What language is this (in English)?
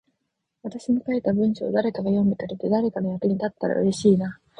Japanese